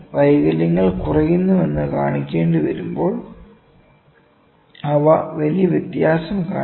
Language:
Malayalam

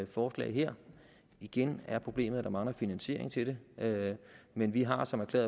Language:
Danish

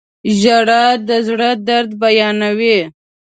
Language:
Pashto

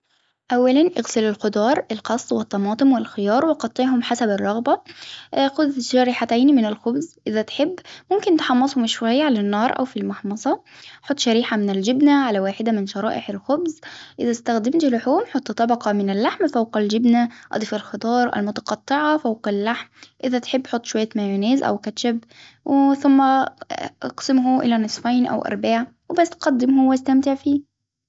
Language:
Hijazi Arabic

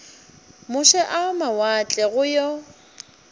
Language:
Northern Sotho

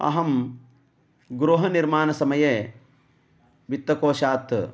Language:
Sanskrit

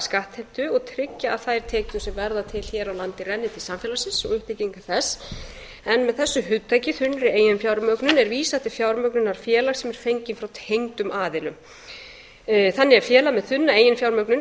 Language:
Icelandic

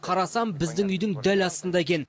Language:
Kazakh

